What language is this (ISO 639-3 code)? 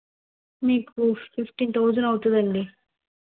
tel